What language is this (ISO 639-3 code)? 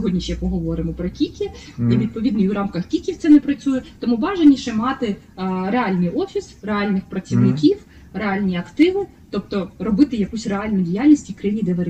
ukr